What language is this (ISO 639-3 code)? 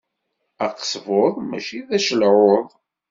kab